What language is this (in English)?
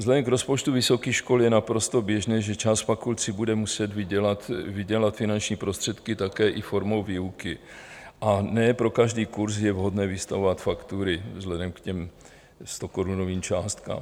Czech